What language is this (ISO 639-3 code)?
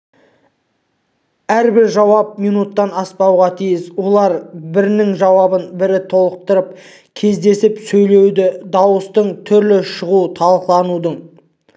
kaz